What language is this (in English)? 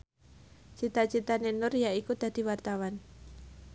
Javanese